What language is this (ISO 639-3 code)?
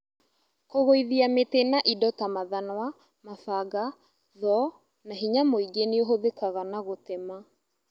kik